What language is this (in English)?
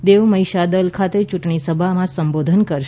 Gujarati